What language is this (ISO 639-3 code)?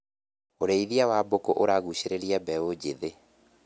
kik